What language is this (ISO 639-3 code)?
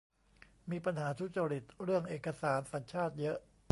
tha